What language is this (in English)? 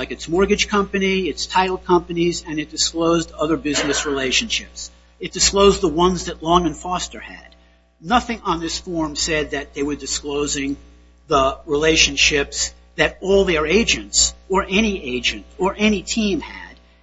English